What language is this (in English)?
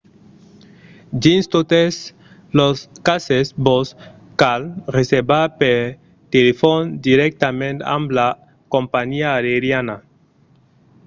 Occitan